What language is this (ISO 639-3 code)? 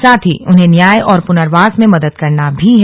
hin